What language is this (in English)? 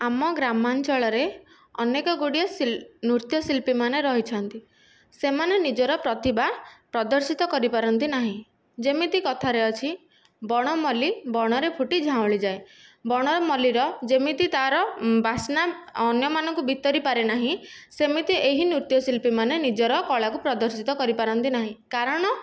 Odia